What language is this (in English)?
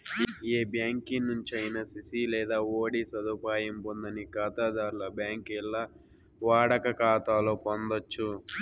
Telugu